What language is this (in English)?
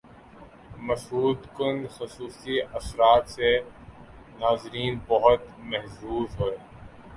Urdu